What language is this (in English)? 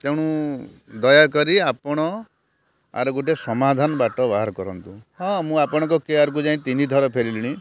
Odia